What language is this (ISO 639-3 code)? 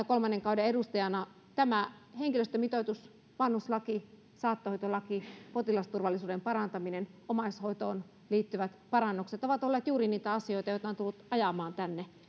fin